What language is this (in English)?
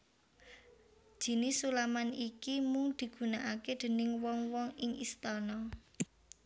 Javanese